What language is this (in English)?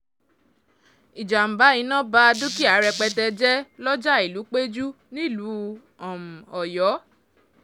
Yoruba